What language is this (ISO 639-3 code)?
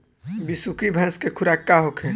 bho